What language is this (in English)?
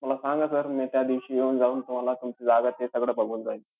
Marathi